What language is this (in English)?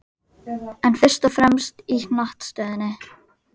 Icelandic